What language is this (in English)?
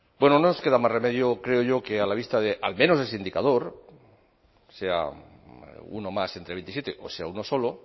Spanish